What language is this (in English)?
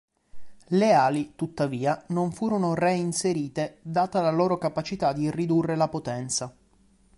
Italian